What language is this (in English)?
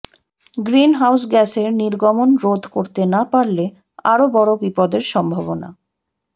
Bangla